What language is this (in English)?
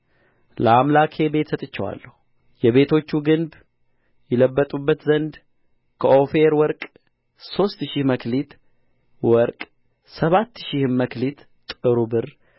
Amharic